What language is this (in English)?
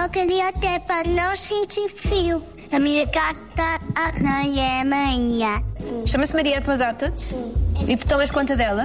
Portuguese